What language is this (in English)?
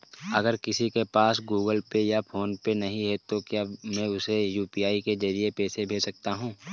Hindi